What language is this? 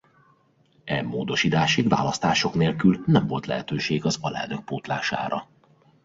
Hungarian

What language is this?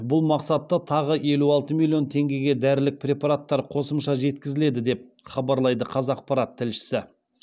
Kazakh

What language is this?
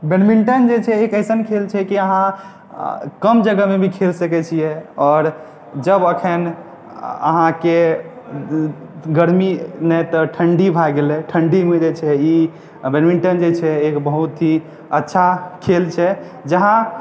Maithili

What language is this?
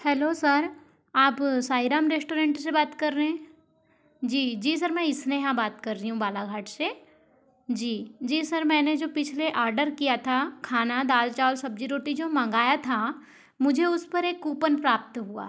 Hindi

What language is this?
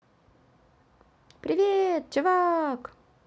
Russian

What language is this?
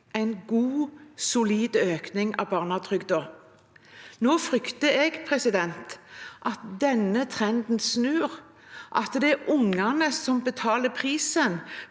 Norwegian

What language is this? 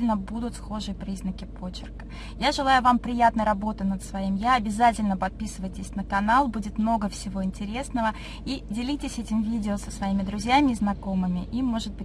Russian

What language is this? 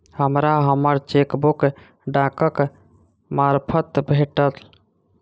Maithili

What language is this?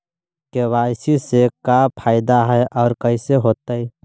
Magahi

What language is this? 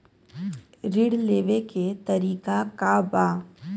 Bhojpuri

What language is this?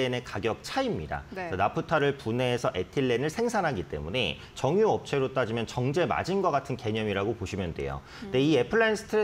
Korean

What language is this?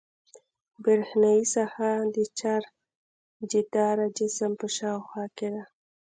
Pashto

